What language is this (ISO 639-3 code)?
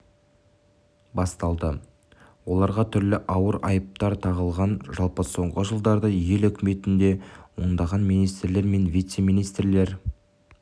kaz